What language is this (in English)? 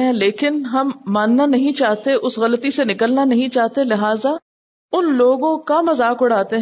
Urdu